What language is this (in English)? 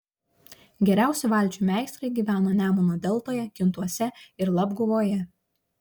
Lithuanian